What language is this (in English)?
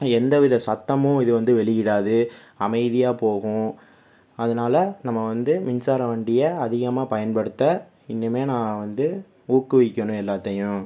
Tamil